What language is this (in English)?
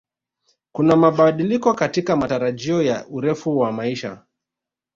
Swahili